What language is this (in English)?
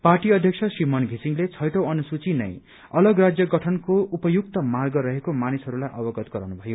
Nepali